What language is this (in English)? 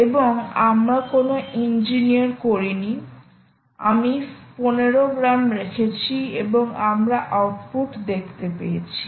Bangla